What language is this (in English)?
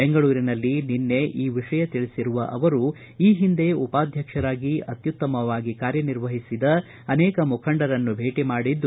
Kannada